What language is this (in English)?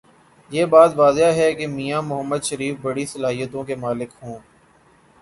Urdu